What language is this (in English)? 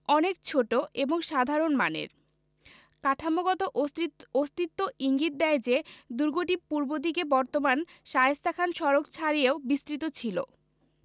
Bangla